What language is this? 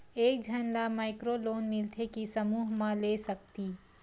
Chhattisgarhi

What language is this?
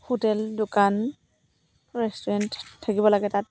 Assamese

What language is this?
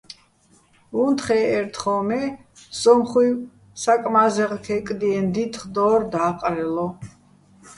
Bats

